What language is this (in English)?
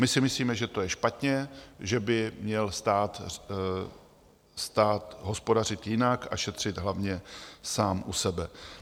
Czech